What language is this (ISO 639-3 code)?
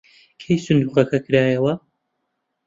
ckb